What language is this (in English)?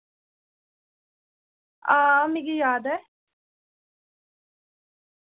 Dogri